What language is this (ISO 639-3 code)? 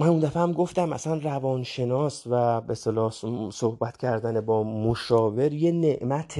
fas